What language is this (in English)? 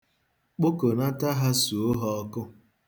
Igbo